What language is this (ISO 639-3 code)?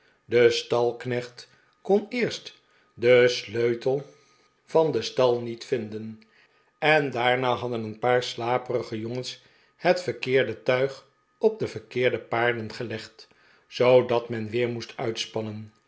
nld